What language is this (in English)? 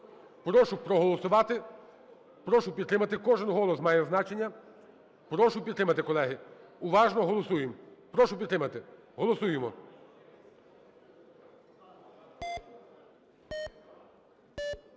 Ukrainian